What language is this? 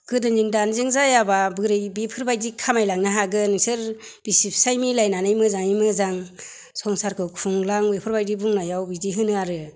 Bodo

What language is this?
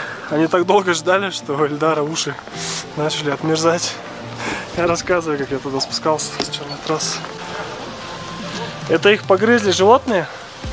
Russian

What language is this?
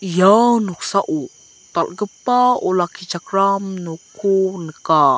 Garo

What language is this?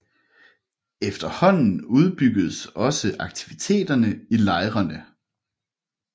Danish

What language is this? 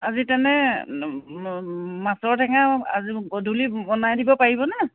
Assamese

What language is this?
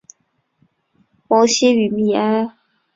Chinese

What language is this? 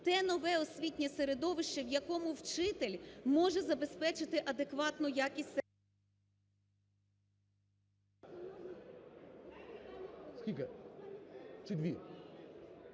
Ukrainian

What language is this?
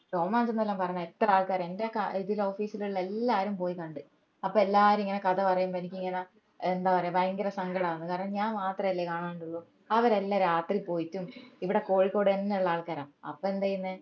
Malayalam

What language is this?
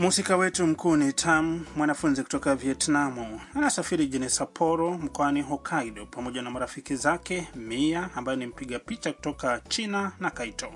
Swahili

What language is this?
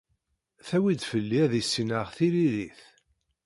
Kabyle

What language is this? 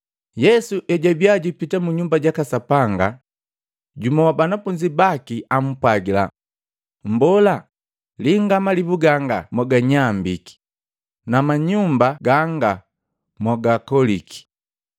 Matengo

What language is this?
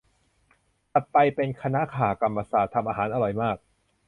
Thai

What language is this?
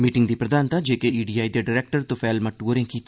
Dogri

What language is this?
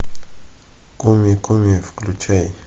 Russian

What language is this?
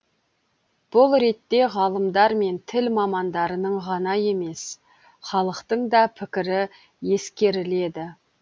Kazakh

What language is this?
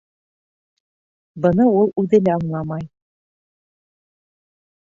Bashkir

